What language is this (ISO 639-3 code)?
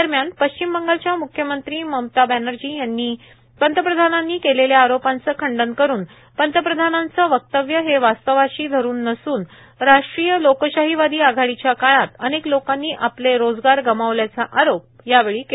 mar